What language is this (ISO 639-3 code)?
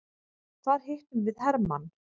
isl